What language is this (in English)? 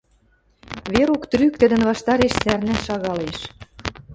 Western Mari